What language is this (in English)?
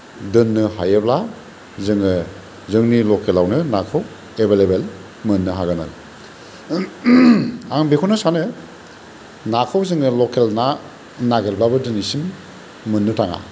Bodo